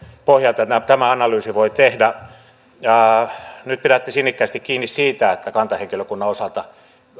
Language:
Finnish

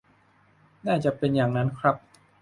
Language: Thai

